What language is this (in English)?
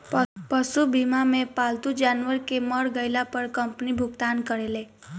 Bhojpuri